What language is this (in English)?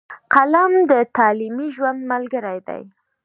Pashto